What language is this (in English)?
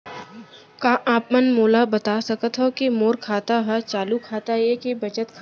Chhattisgarhi